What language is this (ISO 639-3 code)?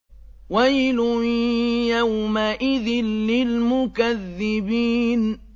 ara